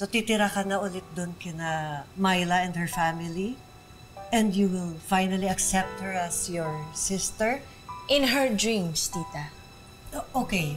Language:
Filipino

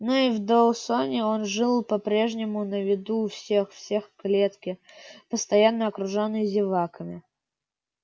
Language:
Russian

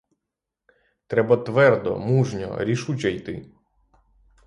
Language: Ukrainian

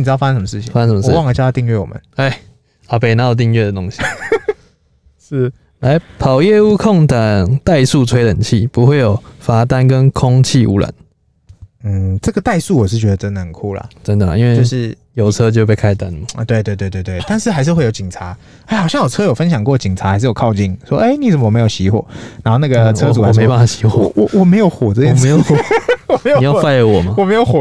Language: Chinese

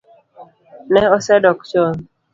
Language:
Luo (Kenya and Tanzania)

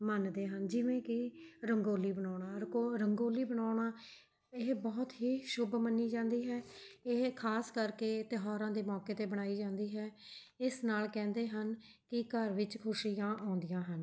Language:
Punjabi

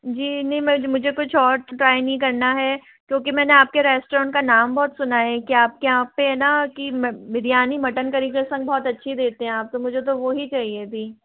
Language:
Hindi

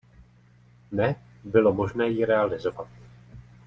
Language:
Czech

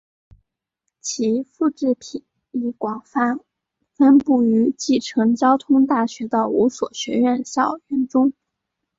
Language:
Chinese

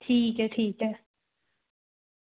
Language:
Dogri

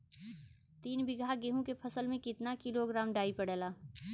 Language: Bhojpuri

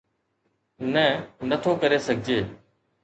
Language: Sindhi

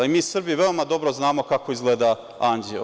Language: Serbian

